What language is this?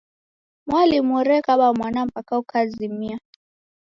Taita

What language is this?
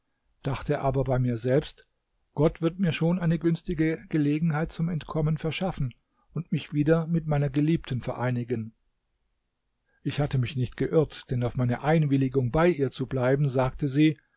German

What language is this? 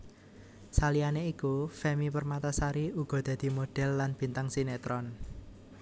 Javanese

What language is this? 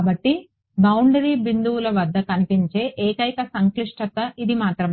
Telugu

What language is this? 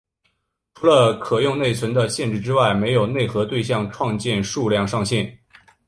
Chinese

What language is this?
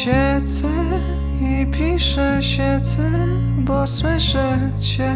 Polish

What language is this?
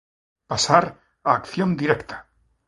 Galician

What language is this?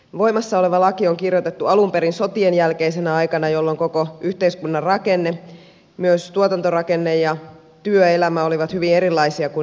Finnish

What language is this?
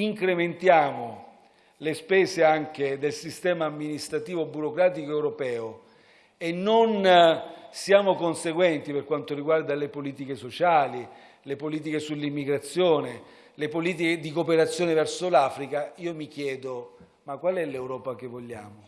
Italian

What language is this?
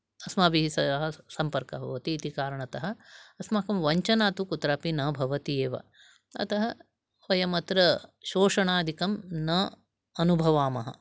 Sanskrit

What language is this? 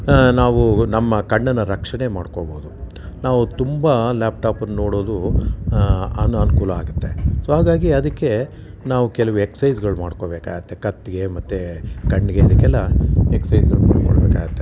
Kannada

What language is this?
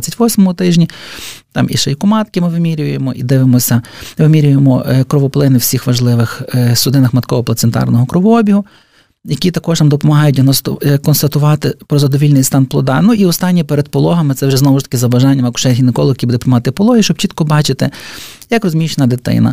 Ukrainian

